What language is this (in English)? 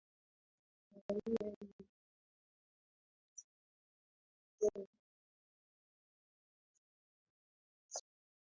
Swahili